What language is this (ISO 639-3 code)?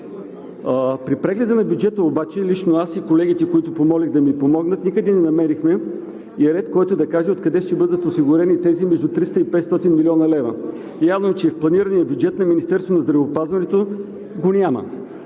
bul